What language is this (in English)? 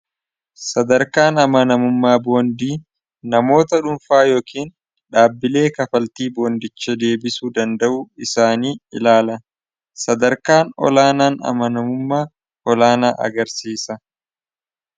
Oromo